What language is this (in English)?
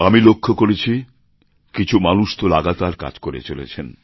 Bangla